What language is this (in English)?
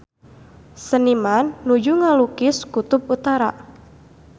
Sundanese